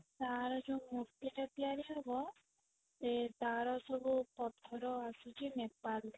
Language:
Odia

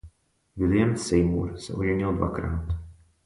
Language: Czech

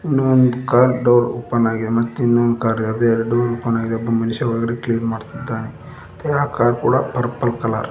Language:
Kannada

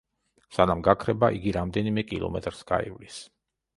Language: Georgian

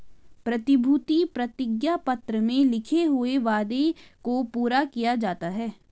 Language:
Hindi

